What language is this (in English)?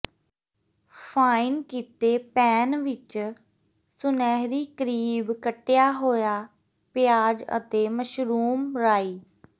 Punjabi